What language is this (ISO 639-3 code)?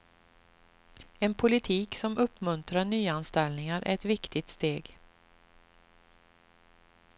swe